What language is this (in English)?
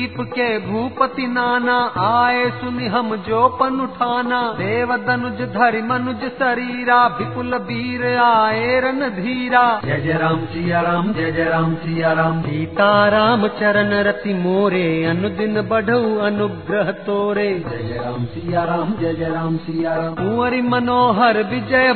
Hindi